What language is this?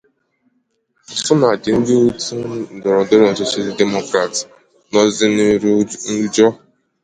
Igbo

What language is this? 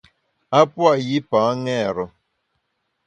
Bamun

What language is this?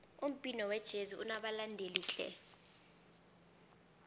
South Ndebele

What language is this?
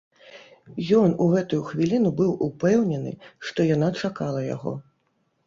Belarusian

